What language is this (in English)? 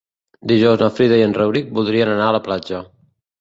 Catalan